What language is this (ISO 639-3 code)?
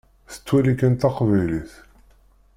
kab